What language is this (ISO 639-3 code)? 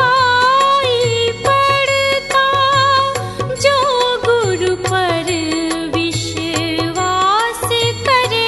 hin